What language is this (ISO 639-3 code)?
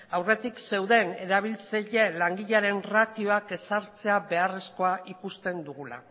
eus